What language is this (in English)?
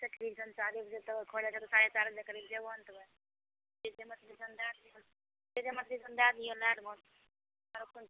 Maithili